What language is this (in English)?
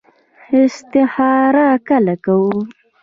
Pashto